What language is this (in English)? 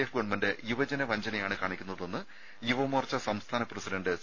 Malayalam